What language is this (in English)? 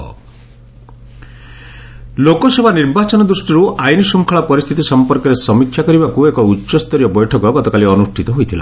Odia